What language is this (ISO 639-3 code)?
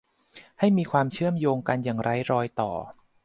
tha